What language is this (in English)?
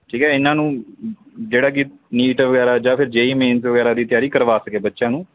Punjabi